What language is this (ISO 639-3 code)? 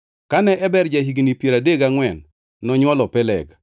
luo